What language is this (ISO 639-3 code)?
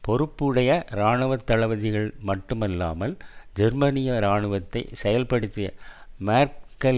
tam